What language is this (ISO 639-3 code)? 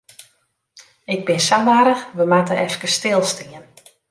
fry